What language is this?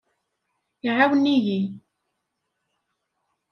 Kabyle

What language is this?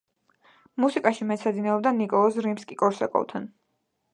Georgian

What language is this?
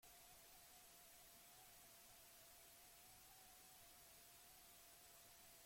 Basque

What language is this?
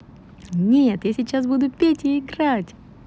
Russian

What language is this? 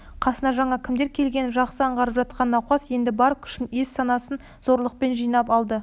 Kazakh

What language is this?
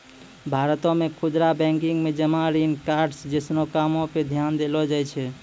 Maithili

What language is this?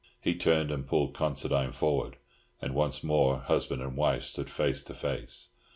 English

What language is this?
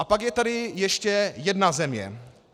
Czech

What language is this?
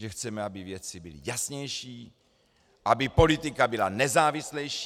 Czech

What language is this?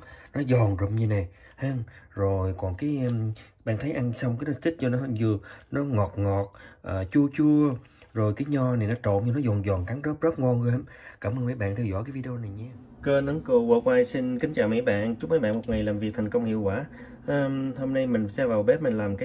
Vietnamese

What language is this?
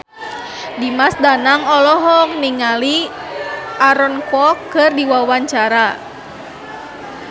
Sundanese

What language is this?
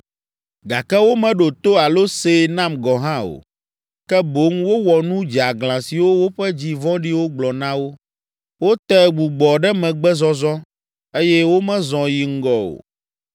Ewe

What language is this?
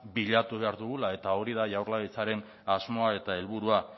Basque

